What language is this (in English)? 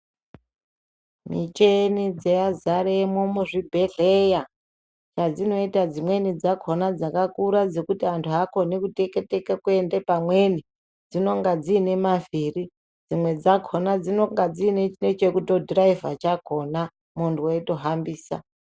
Ndau